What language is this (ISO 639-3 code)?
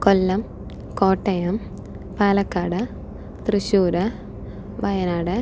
mal